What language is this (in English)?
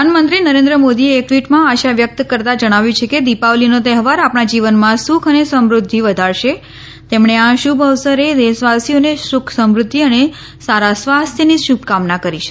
Gujarati